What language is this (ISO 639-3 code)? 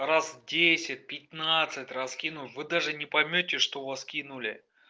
rus